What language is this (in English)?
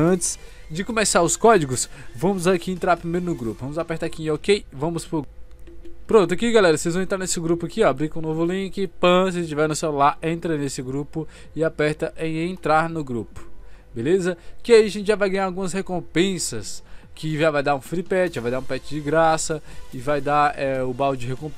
Portuguese